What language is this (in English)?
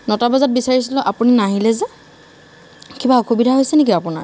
Assamese